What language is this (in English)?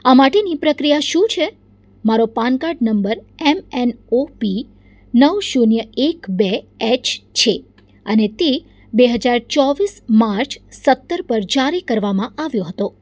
Gujarati